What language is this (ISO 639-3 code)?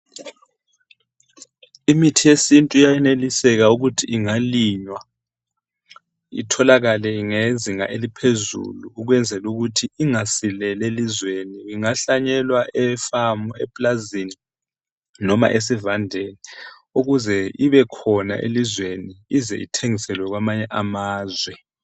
nde